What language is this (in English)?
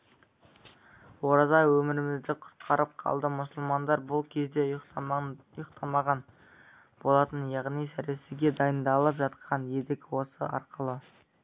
Kazakh